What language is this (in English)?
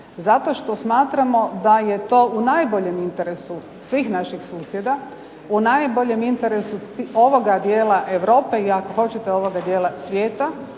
Croatian